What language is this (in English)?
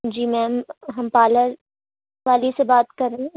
Urdu